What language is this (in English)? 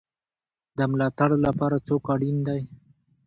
Pashto